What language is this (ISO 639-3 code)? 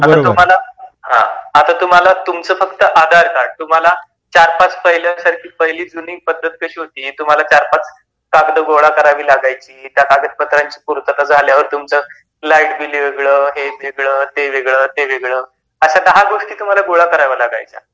mar